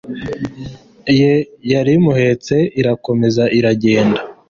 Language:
Kinyarwanda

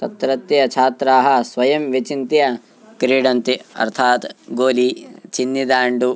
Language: Sanskrit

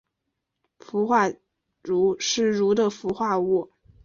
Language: Chinese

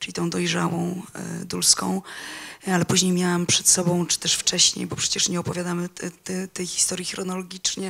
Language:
Polish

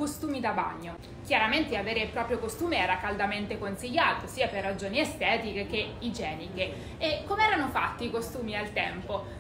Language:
Italian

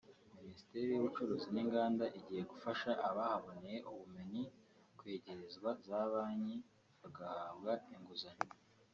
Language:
Kinyarwanda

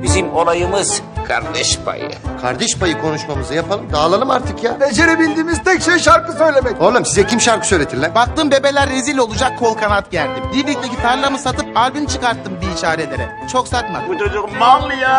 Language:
Turkish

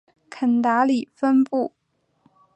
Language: Chinese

